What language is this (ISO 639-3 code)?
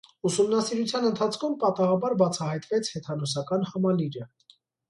hye